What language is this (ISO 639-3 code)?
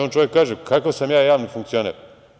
srp